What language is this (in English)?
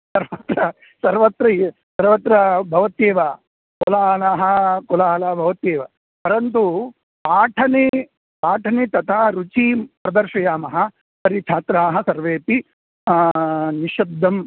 Sanskrit